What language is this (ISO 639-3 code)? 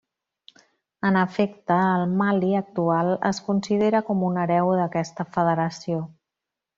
cat